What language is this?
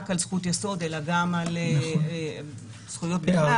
Hebrew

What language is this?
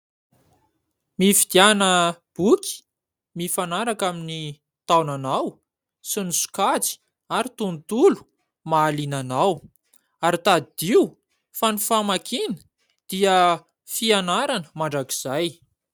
Malagasy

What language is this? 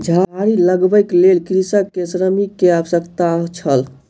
Maithili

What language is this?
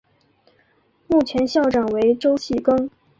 Chinese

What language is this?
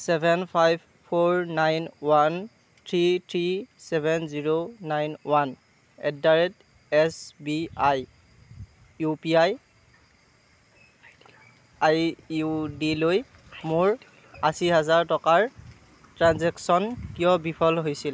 Assamese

